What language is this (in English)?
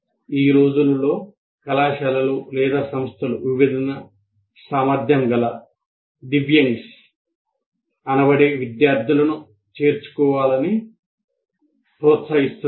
Telugu